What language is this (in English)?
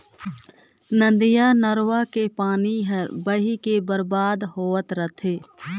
Chhattisgarhi